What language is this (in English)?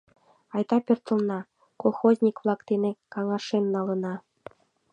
Mari